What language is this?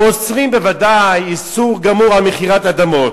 Hebrew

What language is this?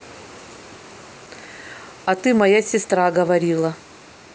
Russian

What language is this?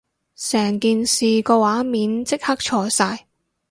Cantonese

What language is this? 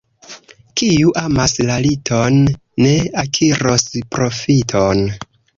Esperanto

